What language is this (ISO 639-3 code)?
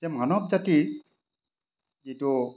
asm